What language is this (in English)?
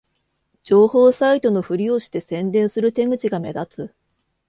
Japanese